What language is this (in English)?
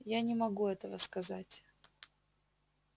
Russian